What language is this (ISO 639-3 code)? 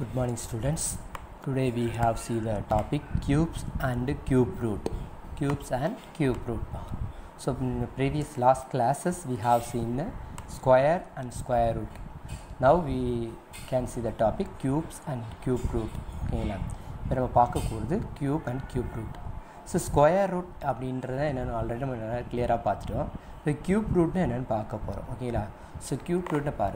tha